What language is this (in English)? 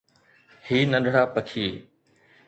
Sindhi